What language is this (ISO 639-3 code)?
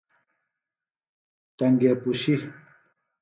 phl